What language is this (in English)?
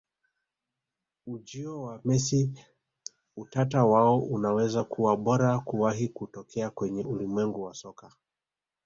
Swahili